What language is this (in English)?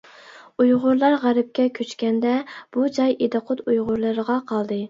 Uyghur